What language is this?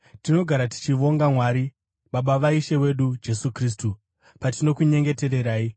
Shona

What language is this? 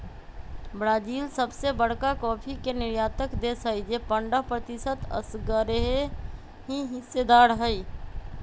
Magahi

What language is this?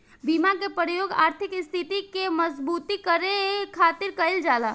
Bhojpuri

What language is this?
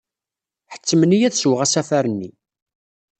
Kabyle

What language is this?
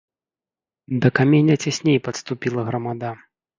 Belarusian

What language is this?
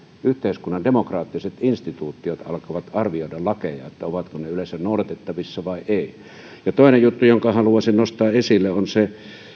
Finnish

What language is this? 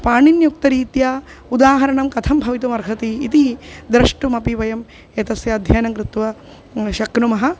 Sanskrit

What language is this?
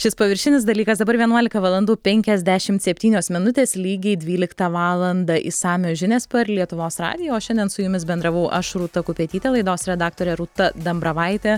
Lithuanian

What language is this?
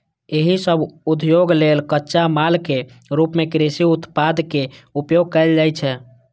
Maithili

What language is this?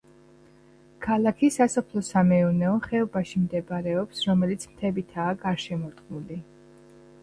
Georgian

